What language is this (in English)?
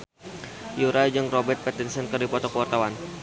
Sundanese